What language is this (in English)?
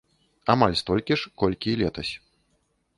Belarusian